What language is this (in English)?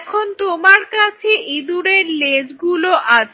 Bangla